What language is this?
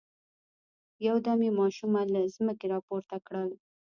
Pashto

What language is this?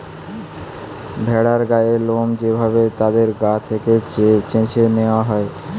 Bangla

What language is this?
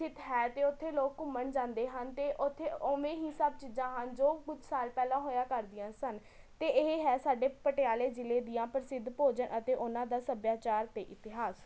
Punjabi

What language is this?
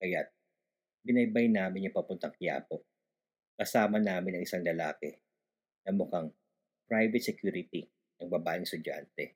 Filipino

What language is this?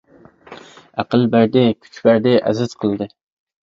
Uyghur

